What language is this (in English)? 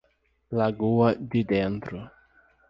Portuguese